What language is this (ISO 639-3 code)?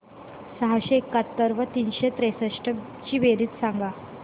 mar